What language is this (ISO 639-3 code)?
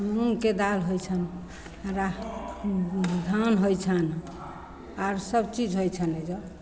mai